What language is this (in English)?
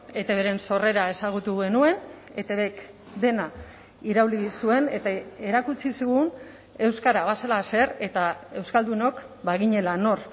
Basque